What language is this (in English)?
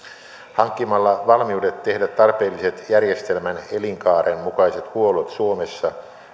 Finnish